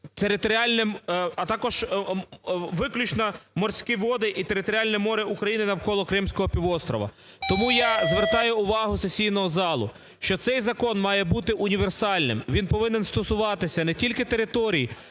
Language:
Ukrainian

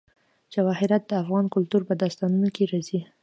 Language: Pashto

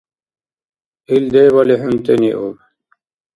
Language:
Dargwa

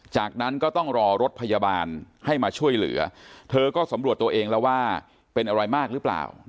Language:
Thai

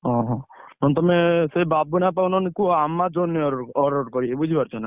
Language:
Odia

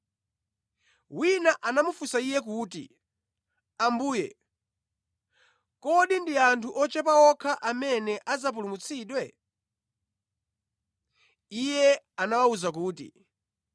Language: Nyanja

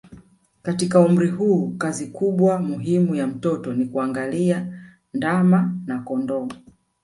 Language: Swahili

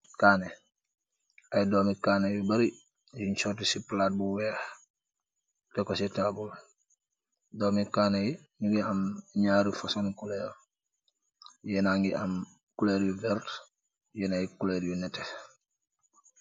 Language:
Wolof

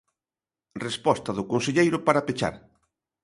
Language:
Galician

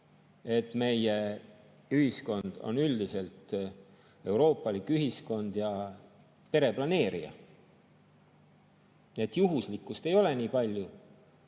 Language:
Estonian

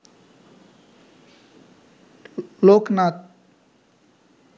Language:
Bangla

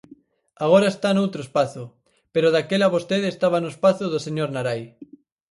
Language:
Galician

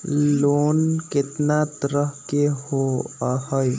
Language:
Magahi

